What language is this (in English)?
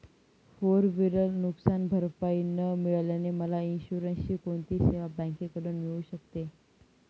Marathi